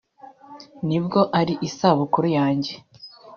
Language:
Kinyarwanda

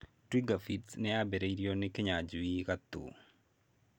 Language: Kikuyu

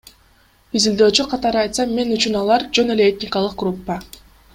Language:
Kyrgyz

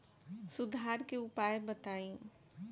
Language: Bhojpuri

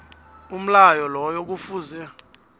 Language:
South Ndebele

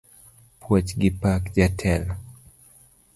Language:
Luo (Kenya and Tanzania)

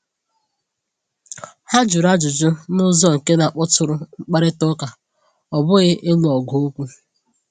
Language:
Igbo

